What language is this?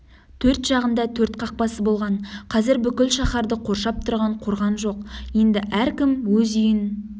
Kazakh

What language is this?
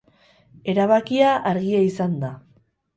Basque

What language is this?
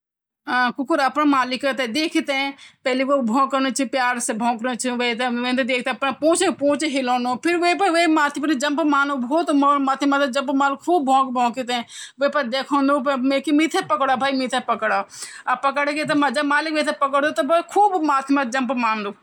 Garhwali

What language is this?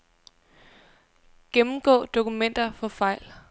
Danish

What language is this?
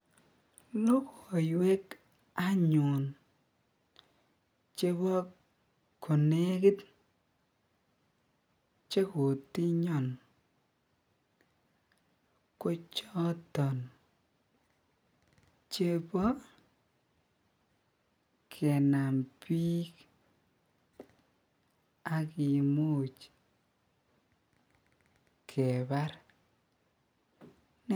Kalenjin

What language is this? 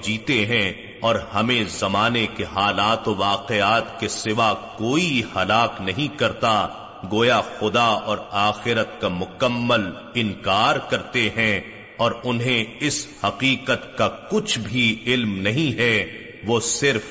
Urdu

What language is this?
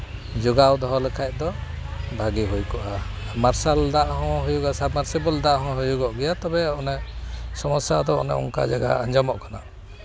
Santali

